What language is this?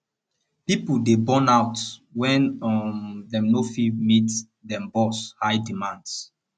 Nigerian Pidgin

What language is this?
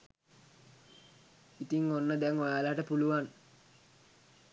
Sinhala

